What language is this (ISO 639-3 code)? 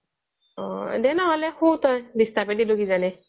asm